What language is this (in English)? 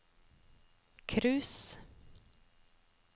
Norwegian